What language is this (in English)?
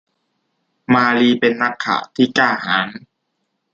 Thai